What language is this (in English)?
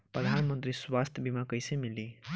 Bhojpuri